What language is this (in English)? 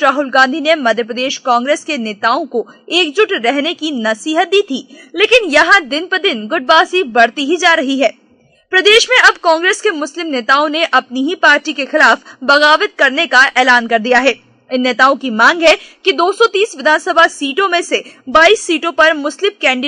Hindi